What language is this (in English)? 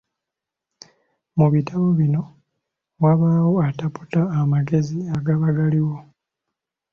Ganda